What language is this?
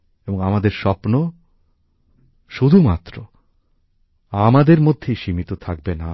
Bangla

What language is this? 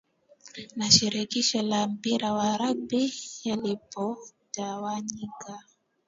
Swahili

